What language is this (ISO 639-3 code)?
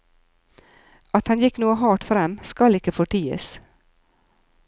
nor